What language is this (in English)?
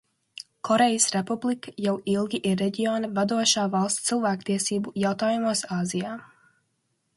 Latvian